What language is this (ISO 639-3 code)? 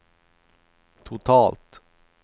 swe